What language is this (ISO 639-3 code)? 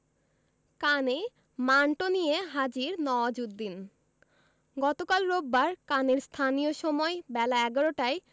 ben